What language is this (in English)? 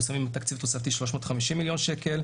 Hebrew